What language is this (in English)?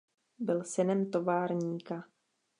Czech